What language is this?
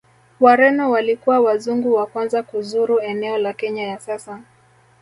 Swahili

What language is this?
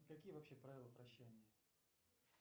Russian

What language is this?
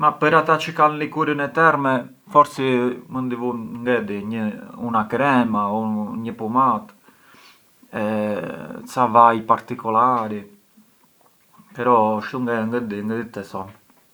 Arbëreshë Albanian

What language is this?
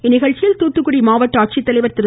Tamil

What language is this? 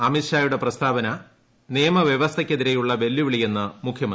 Malayalam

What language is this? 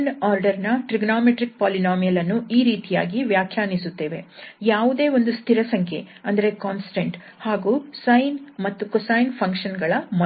Kannada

